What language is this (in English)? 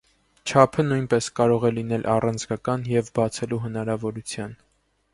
Armenian